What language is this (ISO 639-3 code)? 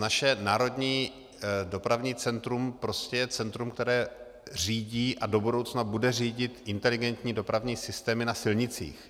ces